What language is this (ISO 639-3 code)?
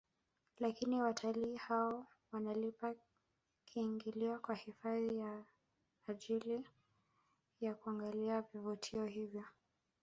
swa